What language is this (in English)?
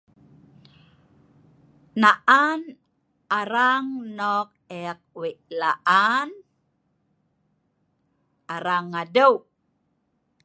Sa'ban